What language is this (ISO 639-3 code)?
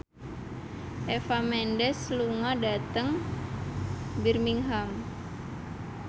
jav